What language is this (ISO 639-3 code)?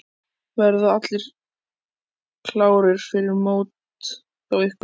isl